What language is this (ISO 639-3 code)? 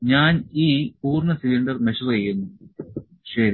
mal